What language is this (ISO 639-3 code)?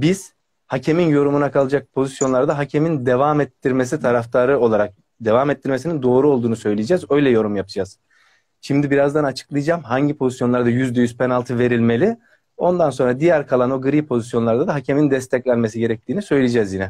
tur